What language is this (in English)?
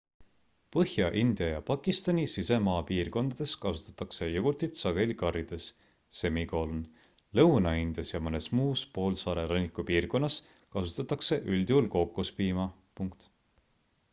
Estonian